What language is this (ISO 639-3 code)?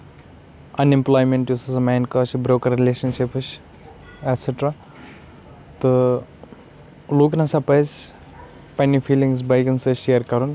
kas